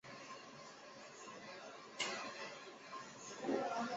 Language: Chinese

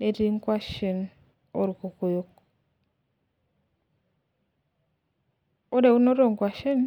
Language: Masai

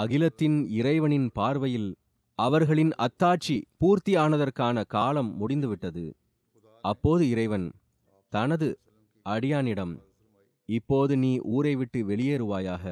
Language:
Tamil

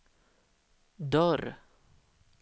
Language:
Swedish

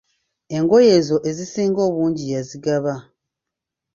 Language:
Ganda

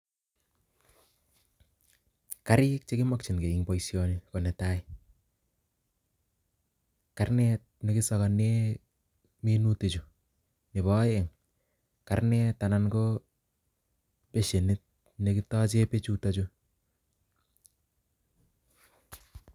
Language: Kalenjin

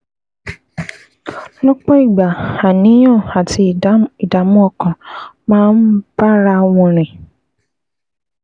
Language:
Yoruba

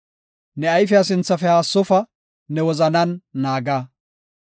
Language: Gofa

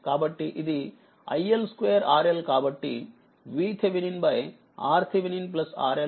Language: Telugu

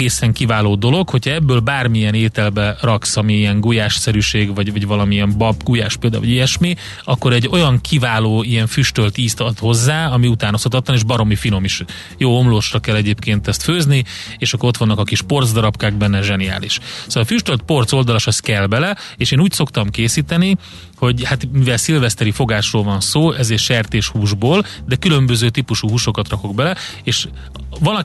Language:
Hungarian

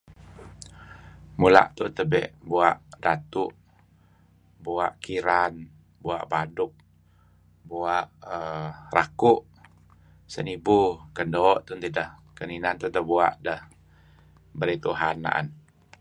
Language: Kelabit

